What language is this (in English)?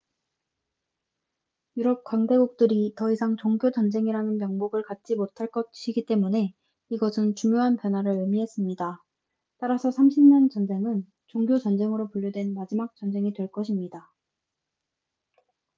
Korean